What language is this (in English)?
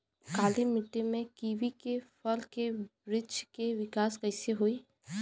Bhojpuri